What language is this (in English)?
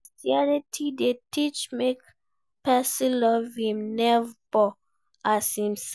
Nigerian Pidgin